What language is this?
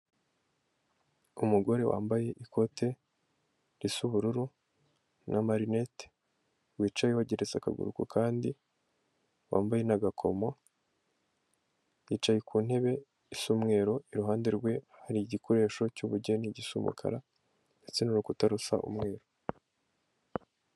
Kinyarwanda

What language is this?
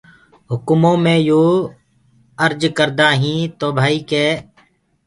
Gurgula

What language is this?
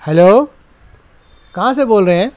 Urdu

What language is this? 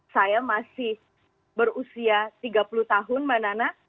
Indonesian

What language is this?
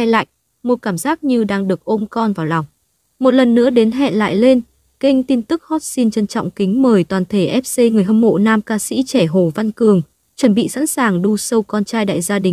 Vietnamese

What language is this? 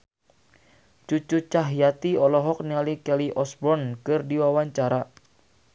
Sundanese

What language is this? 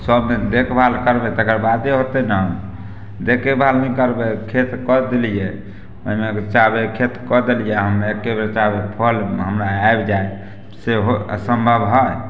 Maithili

